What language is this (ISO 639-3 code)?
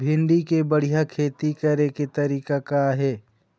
hne